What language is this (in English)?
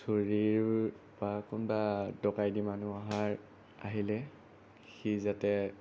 Assamese